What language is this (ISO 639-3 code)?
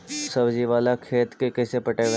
mag